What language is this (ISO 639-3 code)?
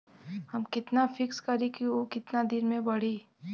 bho